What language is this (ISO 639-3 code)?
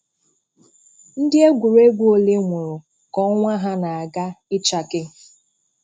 ibo